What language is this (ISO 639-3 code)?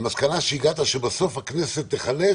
heb